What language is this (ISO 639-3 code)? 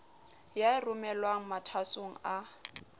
sot